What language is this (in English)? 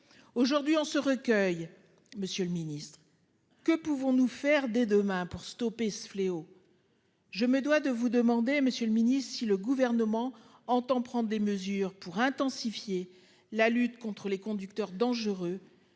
French